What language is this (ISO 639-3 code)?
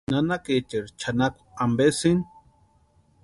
pua